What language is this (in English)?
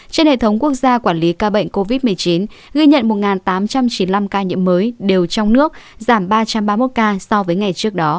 Vietnamese